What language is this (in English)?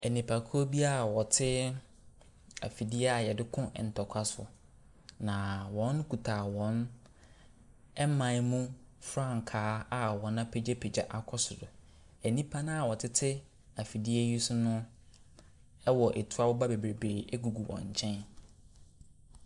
Akan